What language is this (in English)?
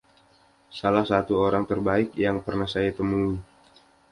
Indonesian